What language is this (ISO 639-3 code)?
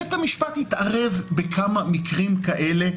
heb